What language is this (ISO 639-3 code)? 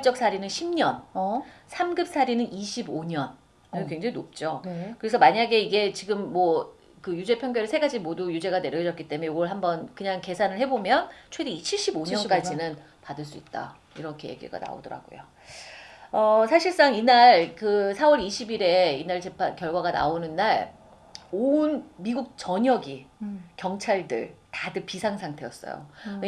kor